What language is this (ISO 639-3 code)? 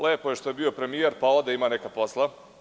srp